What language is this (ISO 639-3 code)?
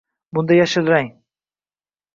uzb